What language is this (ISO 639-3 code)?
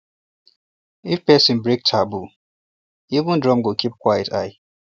pcm